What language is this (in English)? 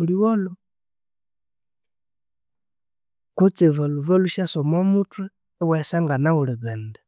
Konzo